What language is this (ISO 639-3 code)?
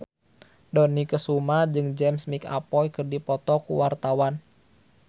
sun